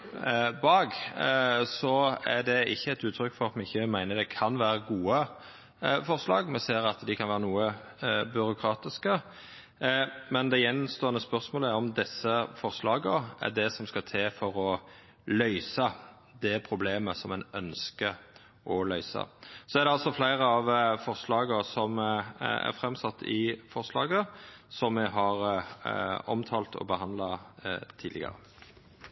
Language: Norwegian Nynorsk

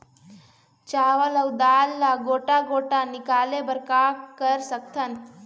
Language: Chhattisgarhi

